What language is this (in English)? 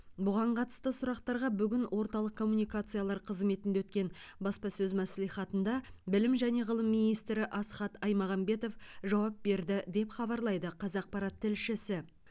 Kazakh